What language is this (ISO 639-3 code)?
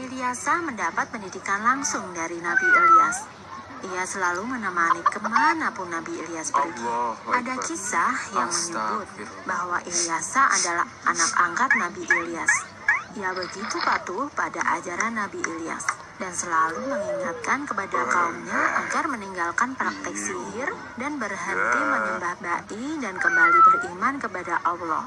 ind